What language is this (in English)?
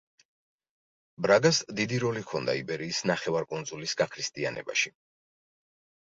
Georgian